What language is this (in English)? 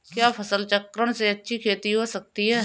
Hindi